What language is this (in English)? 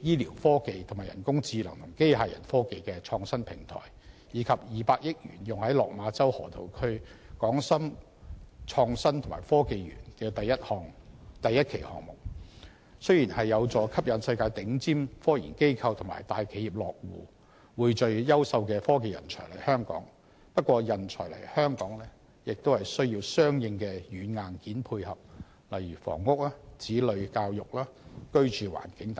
Cantonese